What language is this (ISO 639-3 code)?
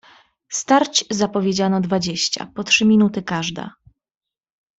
pol